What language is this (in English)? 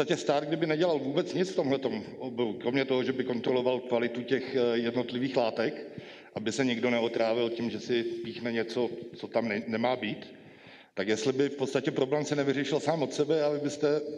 Czech